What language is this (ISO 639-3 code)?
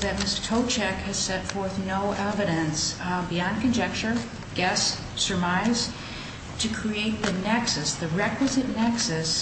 eng